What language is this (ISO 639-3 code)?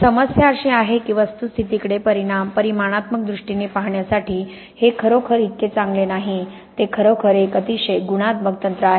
mar